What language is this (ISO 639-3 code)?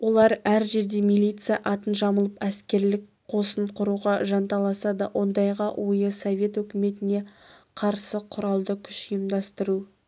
kaz